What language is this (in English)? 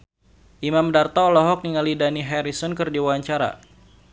Sundanese